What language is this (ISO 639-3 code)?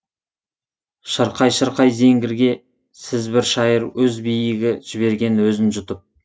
kaz